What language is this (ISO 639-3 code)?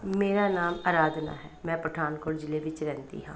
pan